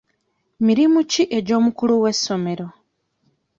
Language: Ganda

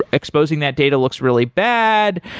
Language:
English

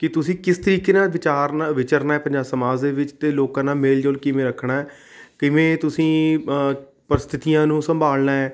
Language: Punjabi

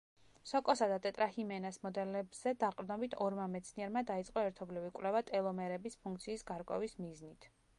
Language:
Georgian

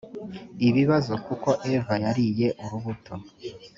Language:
Kinyarwanda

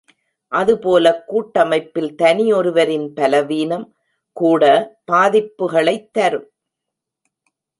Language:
Tamil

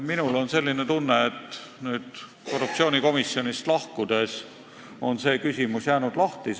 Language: Estonian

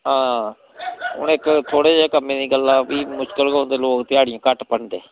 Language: Dogri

